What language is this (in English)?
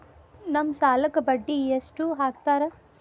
Kannada